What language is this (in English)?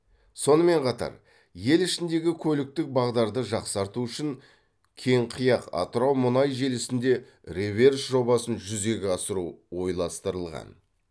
Kazakh